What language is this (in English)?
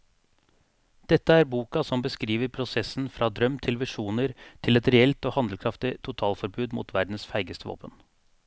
Norwegian